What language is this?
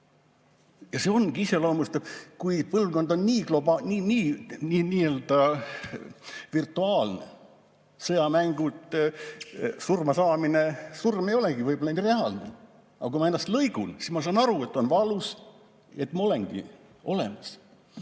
Estonian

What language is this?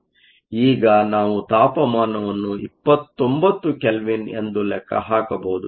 Kannada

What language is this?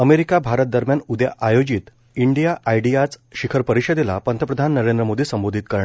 Marathi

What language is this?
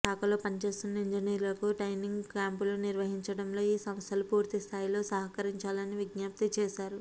Telugu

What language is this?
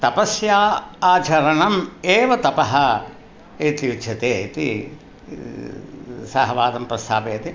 Sanskrit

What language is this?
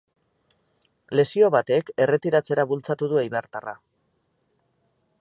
Basque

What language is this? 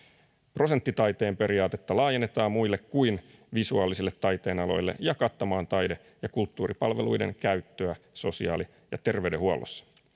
Finnish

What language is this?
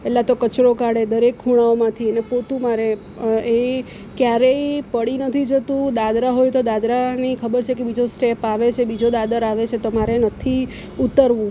Gujarati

